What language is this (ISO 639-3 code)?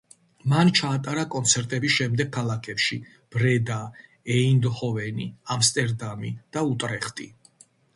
kat